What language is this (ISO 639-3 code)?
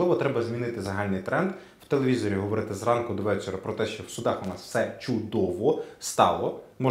ukr